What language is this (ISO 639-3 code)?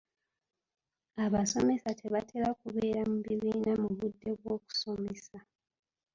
lug